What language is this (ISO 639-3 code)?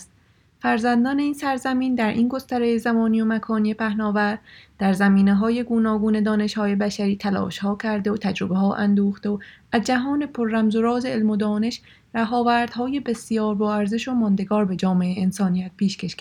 fas